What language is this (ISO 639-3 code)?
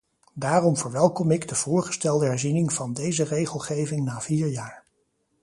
nld